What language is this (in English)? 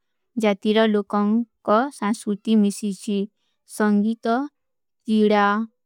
Kui (India)